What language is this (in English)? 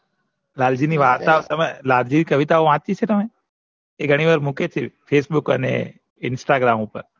Gujarati